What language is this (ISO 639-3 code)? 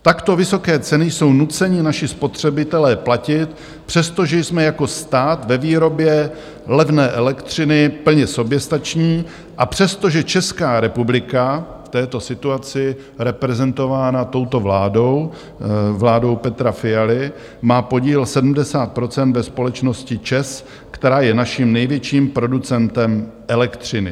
ces